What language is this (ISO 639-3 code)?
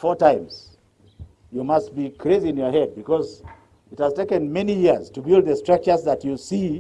eng